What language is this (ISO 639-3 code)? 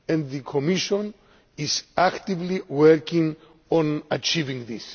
eng